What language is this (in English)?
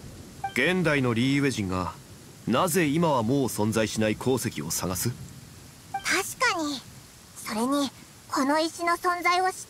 Japanese